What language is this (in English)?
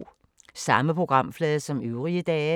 Danish